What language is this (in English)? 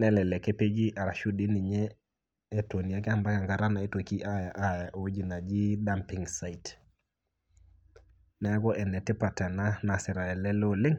Masai